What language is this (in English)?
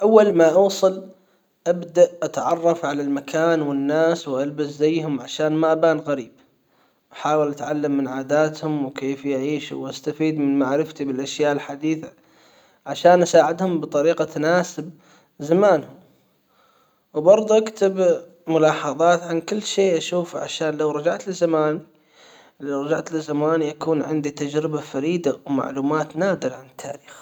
Hijazi Arabic